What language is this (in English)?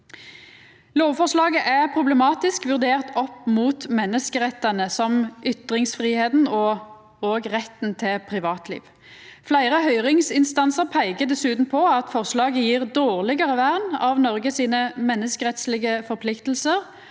Norwegian